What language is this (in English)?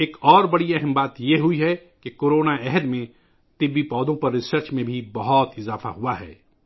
Urdu